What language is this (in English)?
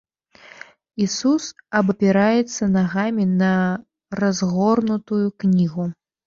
Belarusian